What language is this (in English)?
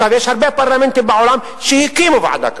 Hebrew